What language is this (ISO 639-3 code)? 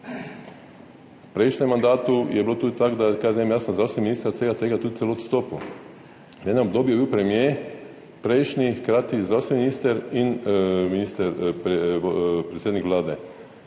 slv